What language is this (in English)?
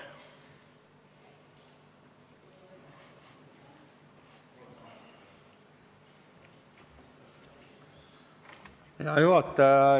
Estonian